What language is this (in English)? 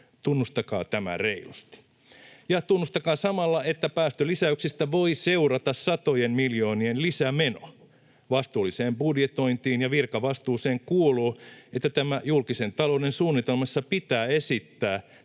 Finnish